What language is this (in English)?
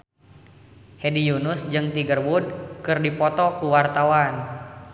Sundanese